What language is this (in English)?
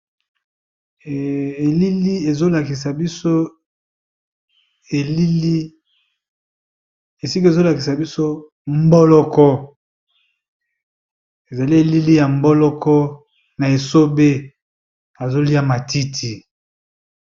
Lingala